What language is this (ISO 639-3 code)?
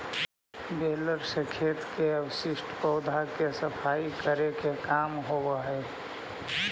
mag